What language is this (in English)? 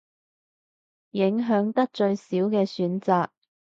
Cantonese